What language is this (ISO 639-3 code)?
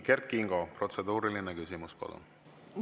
est